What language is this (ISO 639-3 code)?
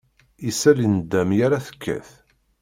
kab